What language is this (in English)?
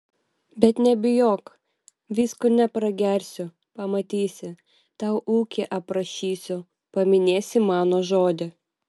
Lithuanian